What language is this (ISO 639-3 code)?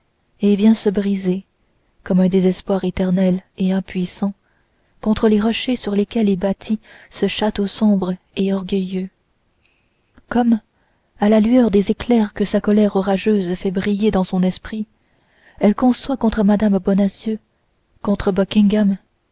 fra